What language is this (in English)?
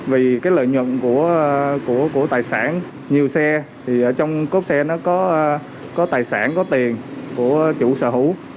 Vietnamese